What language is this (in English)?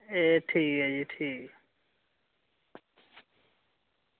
Dogri